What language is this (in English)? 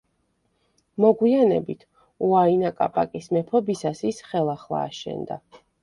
Georgian